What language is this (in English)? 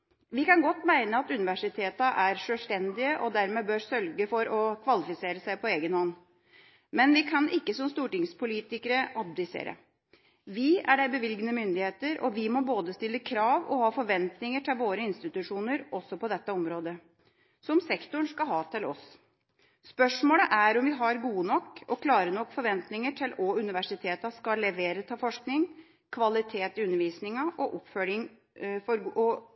Norwegian Bokmål